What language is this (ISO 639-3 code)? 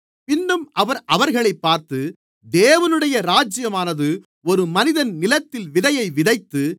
tam